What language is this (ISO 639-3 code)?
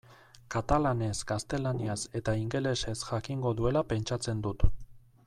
eus